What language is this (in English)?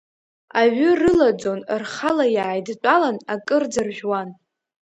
Abkhazian